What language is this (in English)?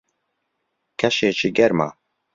Central Kurdish